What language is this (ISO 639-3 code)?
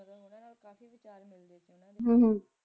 pan